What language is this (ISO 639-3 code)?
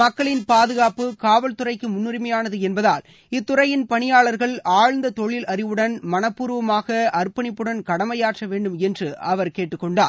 tam